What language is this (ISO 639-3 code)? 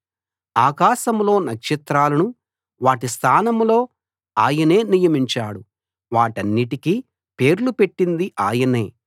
tel